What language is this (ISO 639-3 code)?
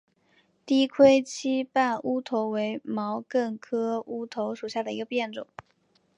zho